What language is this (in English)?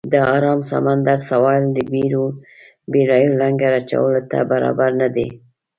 Pashto